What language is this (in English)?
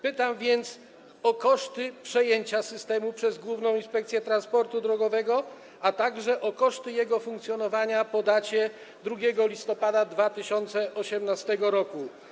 Polish